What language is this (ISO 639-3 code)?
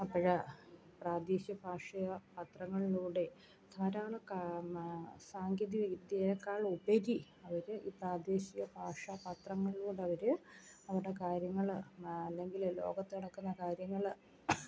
mal